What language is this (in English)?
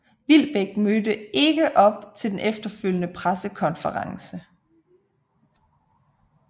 Danish